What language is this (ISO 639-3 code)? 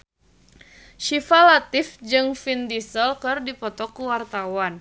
sun